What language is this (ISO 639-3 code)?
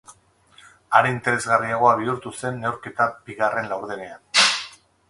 eus